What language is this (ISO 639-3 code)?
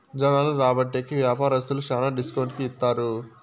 tel